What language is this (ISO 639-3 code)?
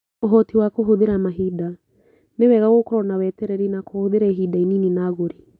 kik